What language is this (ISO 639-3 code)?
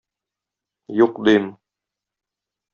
tat